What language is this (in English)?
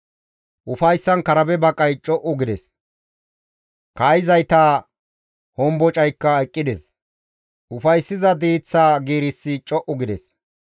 Gamo